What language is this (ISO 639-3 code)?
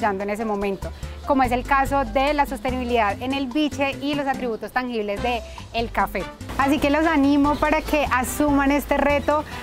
spa